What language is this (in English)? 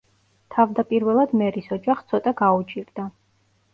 Georgian